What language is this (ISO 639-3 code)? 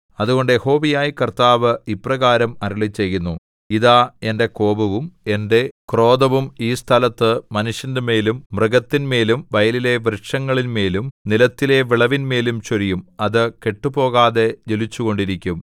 mal